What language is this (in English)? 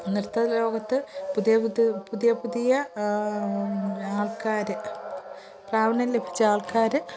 Malayalam